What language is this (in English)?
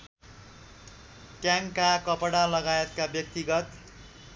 Nepali